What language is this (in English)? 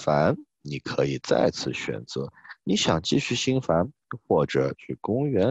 Chinese